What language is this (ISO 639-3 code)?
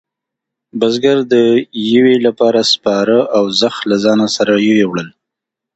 pus